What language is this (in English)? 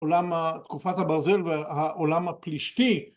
Hebrew